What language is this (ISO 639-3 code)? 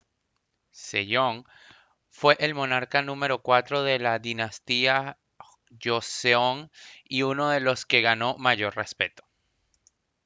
spa